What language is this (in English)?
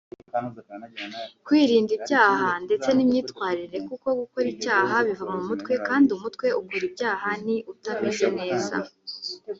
Kinyarwanda